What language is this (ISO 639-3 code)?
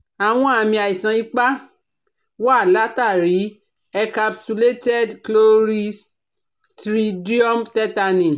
yor